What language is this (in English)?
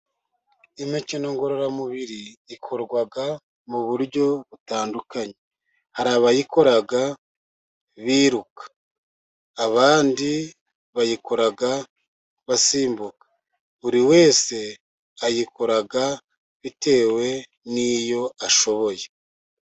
Kinyarwanda